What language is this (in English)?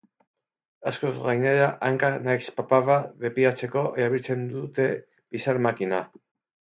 Basque